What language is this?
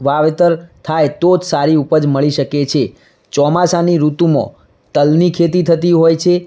Gujarati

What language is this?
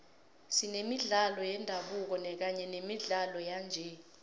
South Ndebele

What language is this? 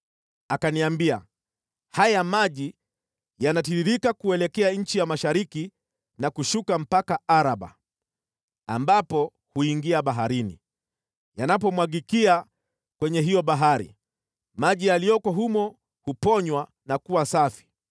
Swahili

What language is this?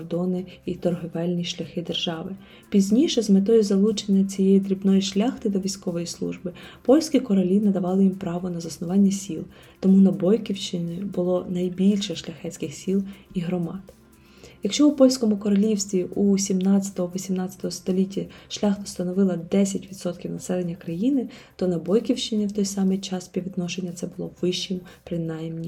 Ukrainian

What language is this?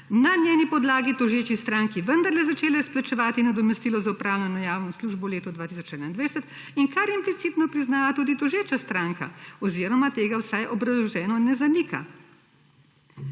Slovenian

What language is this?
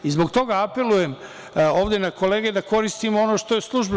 Serbian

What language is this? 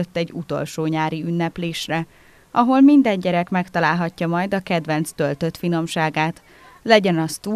Hungarian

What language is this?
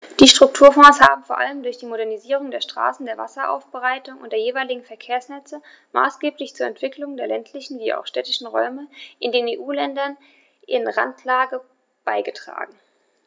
German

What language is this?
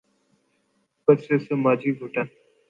Urdu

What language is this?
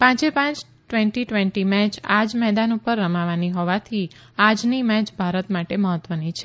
Gujarati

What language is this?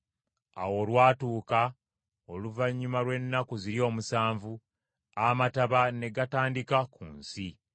Ganda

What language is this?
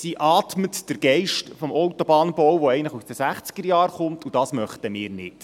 Swiss German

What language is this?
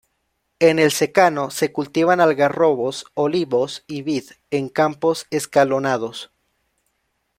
Spanish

